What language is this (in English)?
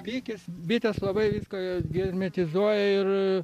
Lithuanian